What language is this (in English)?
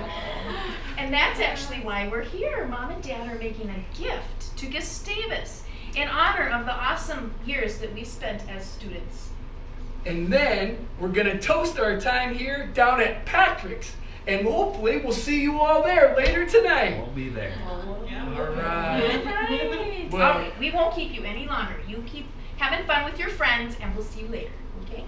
English